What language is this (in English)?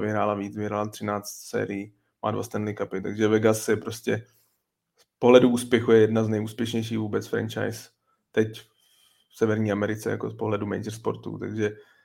Czech